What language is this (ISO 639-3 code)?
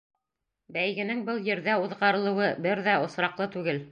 bak